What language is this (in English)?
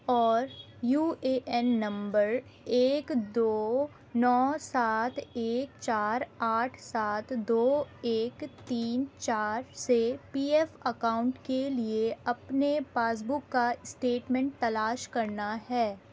Urdu